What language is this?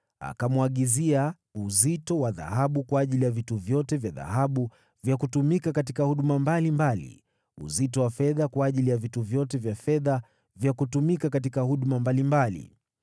Swahili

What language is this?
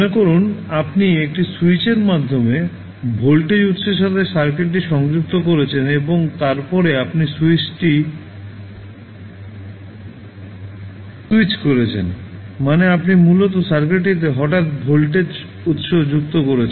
Bangla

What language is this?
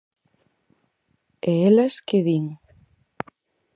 Galician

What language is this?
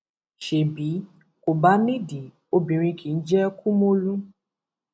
Yoruba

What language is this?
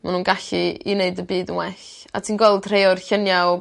Welsh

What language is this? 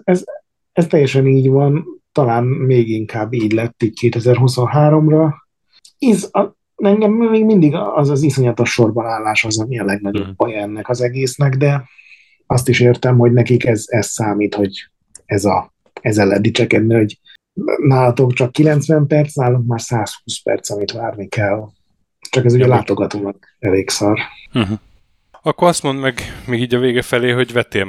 Hungarian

